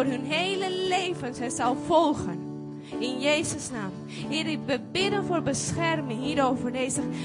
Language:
Dutch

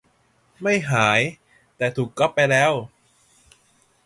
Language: Thai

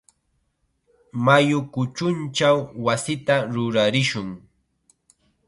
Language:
Chiquián Ancash Quechua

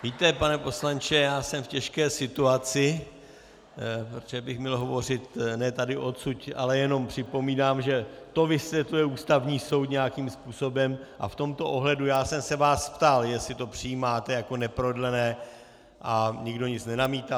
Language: Czech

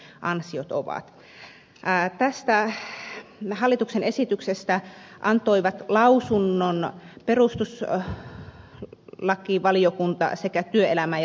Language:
Finnish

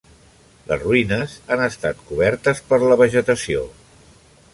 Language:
Catalan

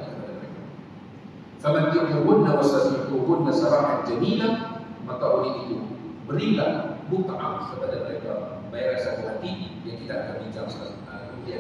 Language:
Malay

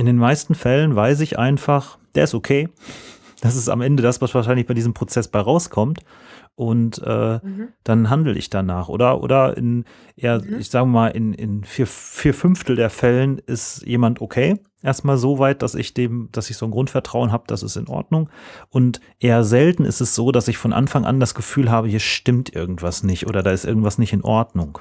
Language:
German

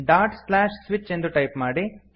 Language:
Kannada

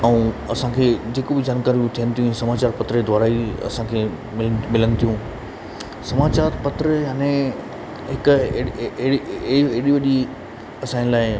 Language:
Sindhi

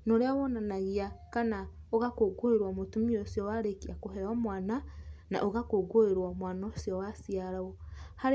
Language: Kikuyu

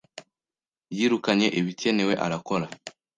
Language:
Kinyarwanda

